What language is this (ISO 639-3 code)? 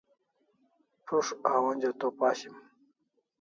kls